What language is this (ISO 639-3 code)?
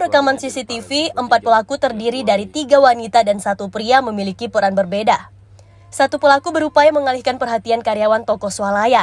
ind